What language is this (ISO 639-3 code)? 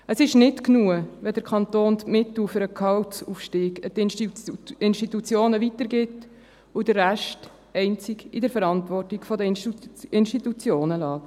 gsw